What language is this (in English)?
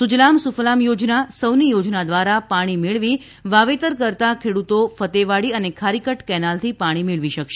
Gujarati